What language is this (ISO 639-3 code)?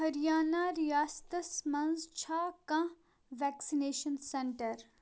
kas